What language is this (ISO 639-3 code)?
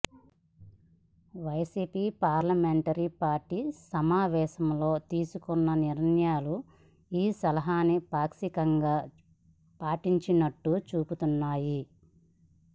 tel